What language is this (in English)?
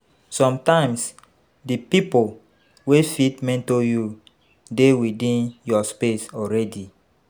Nigerian Pidgin